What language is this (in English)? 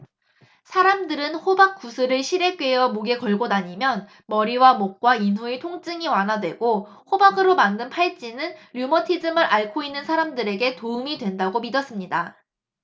Korean